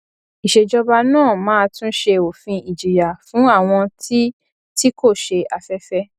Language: Yoruba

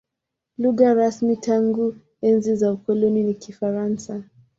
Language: Swahili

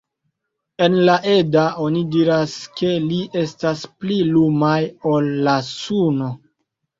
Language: Esperanto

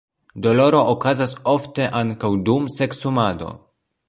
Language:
Esperanto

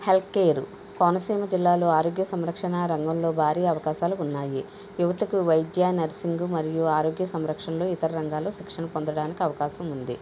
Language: Telugu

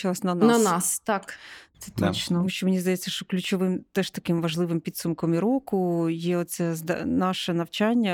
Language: Ukrainian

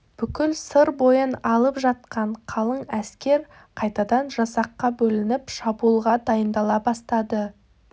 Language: Kazakh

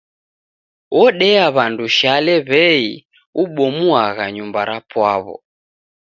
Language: Taita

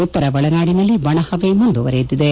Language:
Kannada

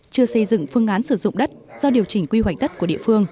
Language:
Vietnamese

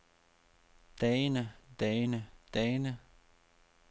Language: Danish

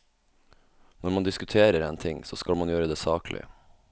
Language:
Norwegian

